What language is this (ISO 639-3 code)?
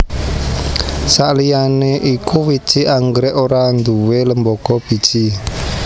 jav